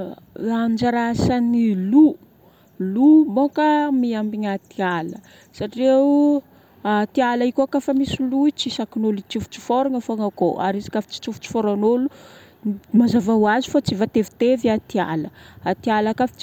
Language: Northern Betsimisaraka Malagasy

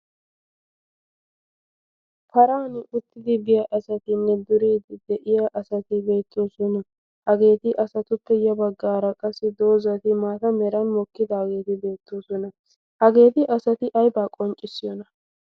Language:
Wolaytta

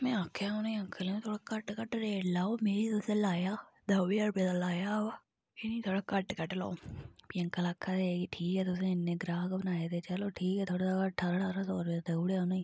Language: Dogri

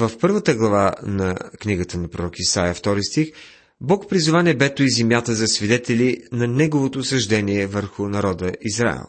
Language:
Bulgarian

